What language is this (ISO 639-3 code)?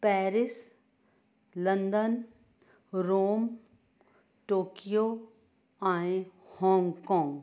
snd